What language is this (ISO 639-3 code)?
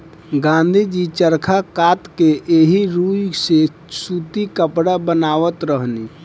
bho